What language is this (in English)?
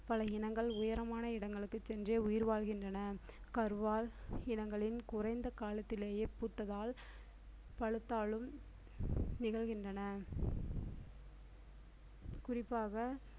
Tamil